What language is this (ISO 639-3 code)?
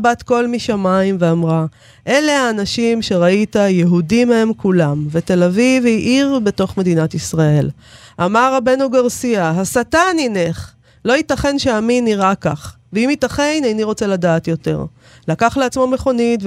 heb